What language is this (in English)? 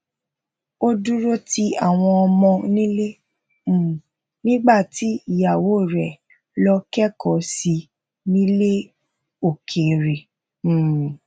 Yoruba